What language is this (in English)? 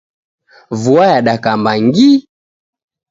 Taita